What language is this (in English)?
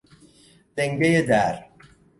Persian